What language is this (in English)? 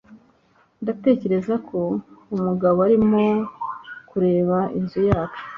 Kinyarwanda